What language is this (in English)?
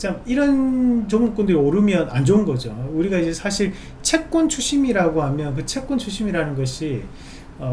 Korean